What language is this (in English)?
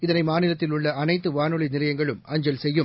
Tamil